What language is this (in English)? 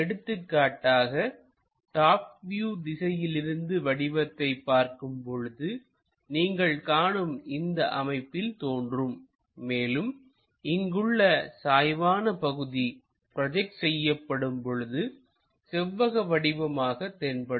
Tamil